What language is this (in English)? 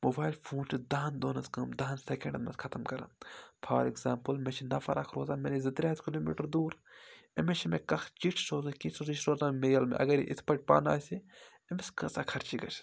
Kashmiri